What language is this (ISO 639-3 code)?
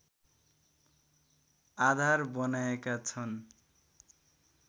nep